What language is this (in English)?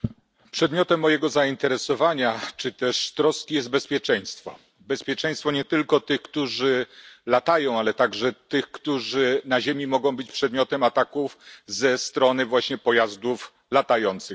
Polish